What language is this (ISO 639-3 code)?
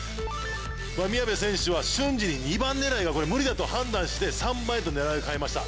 jpn